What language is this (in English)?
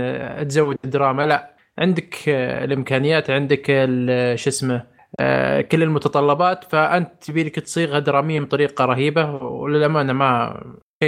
Arabic